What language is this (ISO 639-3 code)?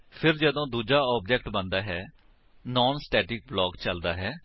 pan